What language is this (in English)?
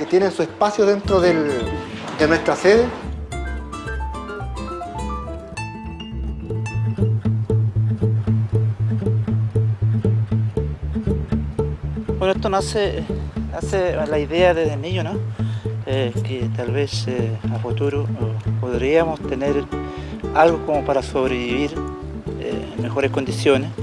Spanish